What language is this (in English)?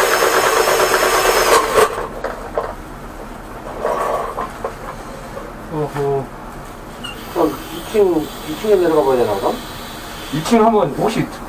Korean